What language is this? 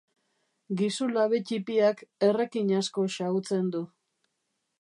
Basque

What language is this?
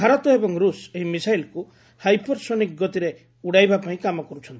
Odia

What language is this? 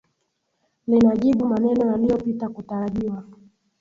Swahili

